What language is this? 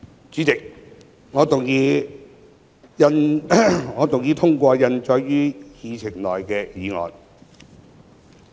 Cantonese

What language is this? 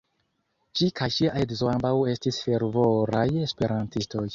Esperanto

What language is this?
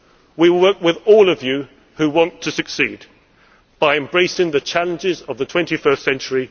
English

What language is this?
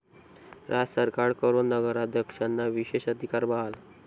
Marathi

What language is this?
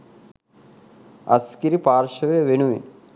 Sinhala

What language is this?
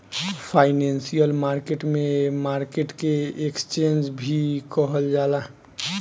Bhojpuri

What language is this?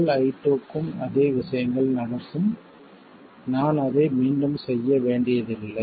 Tamil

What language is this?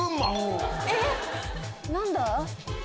Japanese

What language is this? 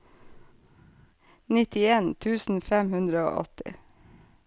Norwegian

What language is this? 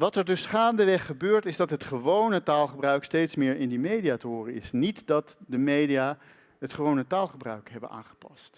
Dutch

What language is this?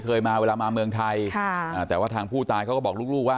Thai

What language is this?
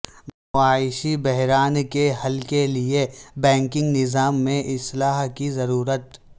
Urdu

